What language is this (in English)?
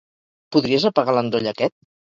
Catalan